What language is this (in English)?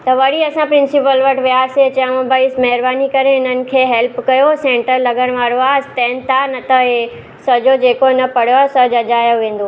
Sindhi